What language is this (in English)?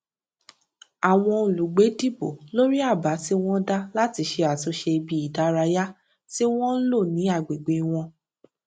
Yoruba